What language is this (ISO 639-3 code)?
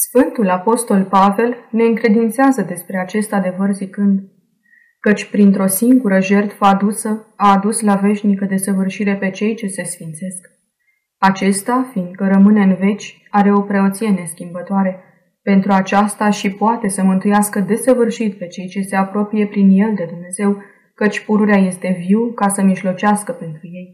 ron